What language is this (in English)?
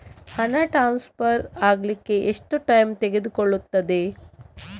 Kannada